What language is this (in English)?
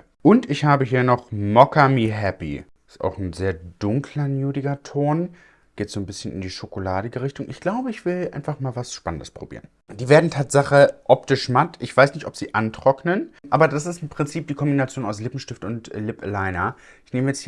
German